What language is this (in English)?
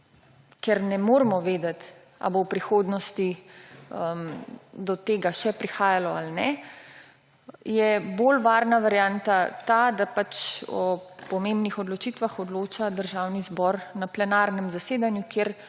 Slovenian